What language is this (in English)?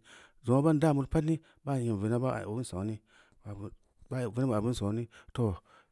Samba Leko